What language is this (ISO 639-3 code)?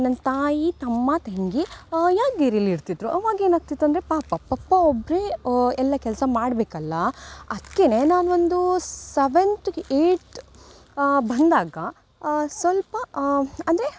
kan